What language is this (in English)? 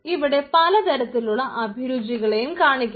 Malayalam